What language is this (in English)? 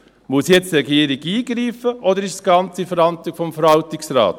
Swiss German